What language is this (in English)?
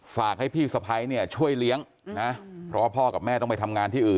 Thai